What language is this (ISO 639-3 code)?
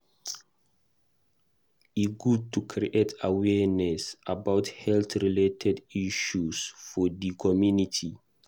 pcm